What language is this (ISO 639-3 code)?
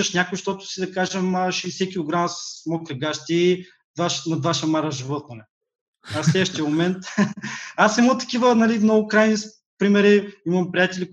bul